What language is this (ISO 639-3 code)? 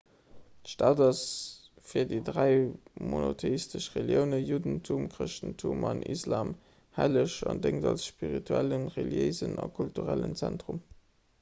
ltz